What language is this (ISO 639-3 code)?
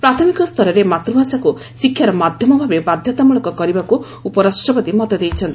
ori